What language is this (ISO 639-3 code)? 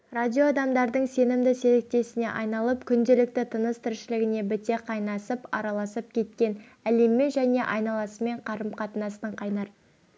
kaz